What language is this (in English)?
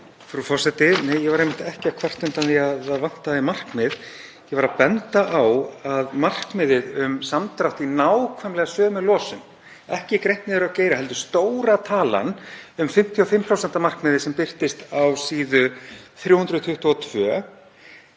Icelandic